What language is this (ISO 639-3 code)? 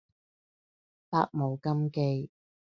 yue